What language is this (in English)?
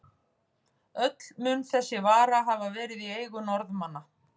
Icelandic